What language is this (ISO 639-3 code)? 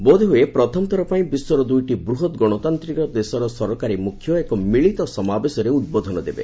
ori